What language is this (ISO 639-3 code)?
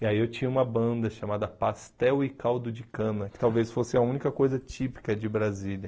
por